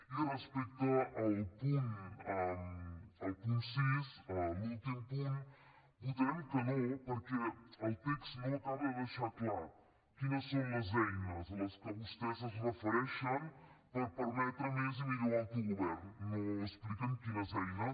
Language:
Catalan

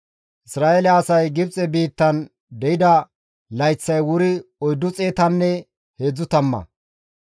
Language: Gamo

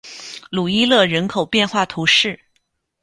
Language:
Chinese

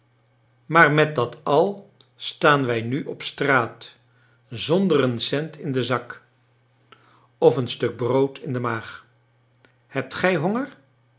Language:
Dutch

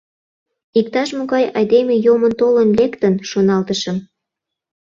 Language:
Mari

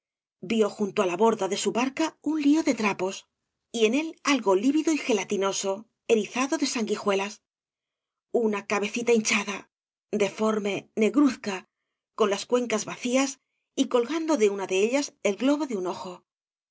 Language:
Spanish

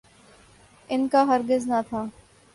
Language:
Urdu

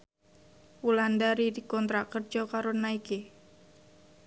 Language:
Javanese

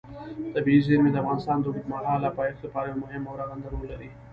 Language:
Pashto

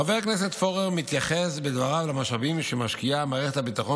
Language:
Hebrew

